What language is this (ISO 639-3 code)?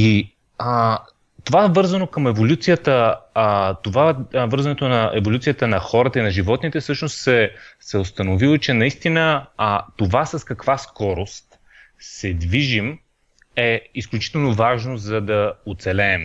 bul